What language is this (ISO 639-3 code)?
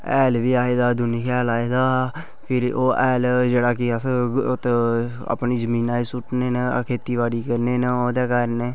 doi